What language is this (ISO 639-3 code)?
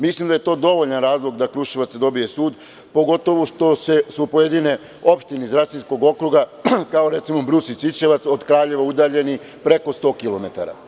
srp